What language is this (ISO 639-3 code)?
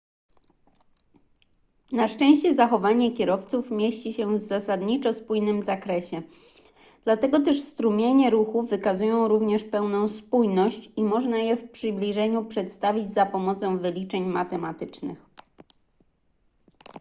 pol